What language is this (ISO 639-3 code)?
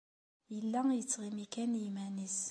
kab